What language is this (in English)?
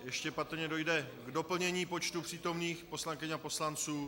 Czech